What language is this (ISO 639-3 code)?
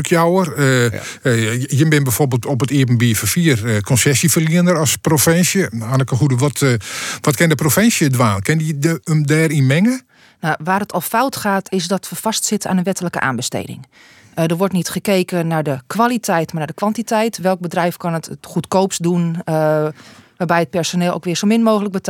nld